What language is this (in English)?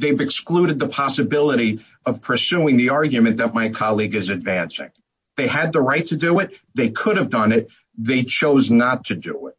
English